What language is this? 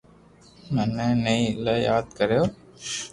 Loarki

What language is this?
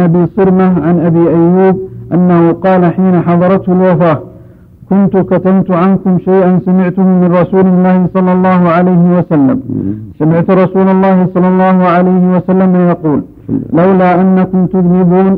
Arabic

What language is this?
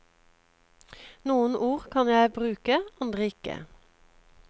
Norwegian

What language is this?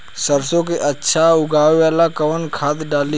Bhojpuri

